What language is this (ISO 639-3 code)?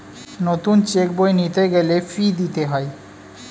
ben